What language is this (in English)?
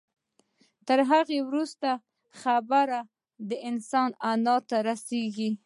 Pashto